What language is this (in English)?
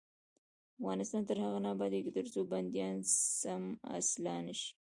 Pashto